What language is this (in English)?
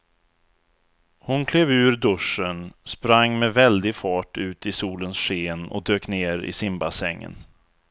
Swedish